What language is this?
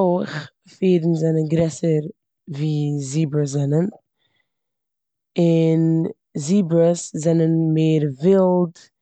Yiddish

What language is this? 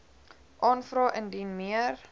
Afrikaans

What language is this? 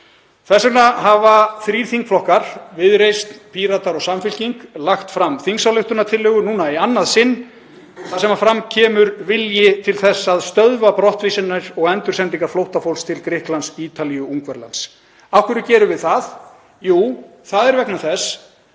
Icelandic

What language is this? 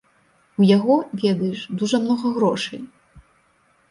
Belarusian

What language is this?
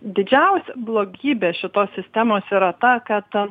Lithuanian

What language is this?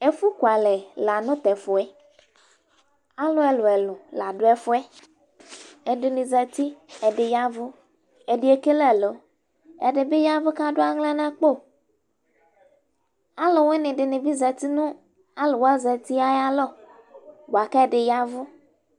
Ikposo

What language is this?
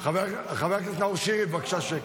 Hebrew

